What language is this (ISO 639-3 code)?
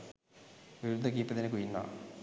sin